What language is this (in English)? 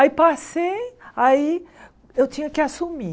Portuguese